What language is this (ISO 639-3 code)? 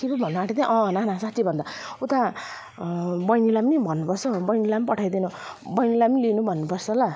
nep